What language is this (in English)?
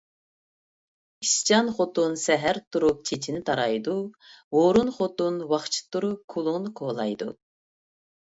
Uyghur